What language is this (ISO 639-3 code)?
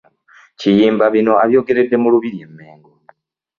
lug